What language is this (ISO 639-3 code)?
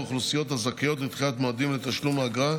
heb